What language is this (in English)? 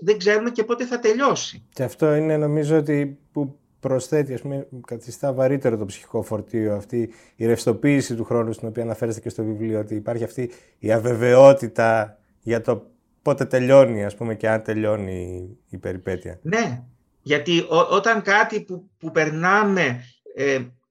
Greek